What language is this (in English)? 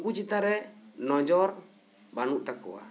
Santali